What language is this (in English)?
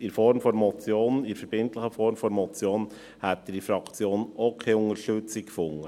Swiss German